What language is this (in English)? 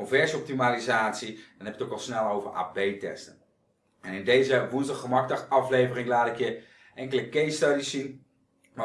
Dutch